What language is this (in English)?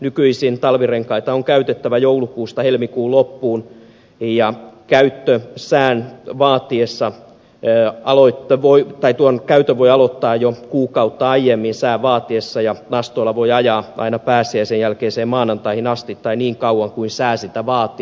Finnish